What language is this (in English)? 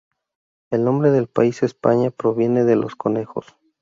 Spanish